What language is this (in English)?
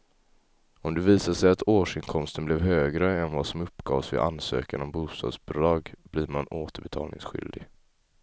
Swedish